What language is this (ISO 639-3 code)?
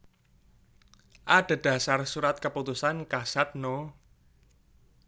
jav